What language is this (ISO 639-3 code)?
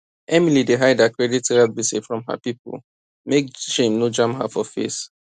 pcm